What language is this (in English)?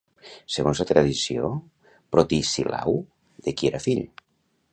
Catalan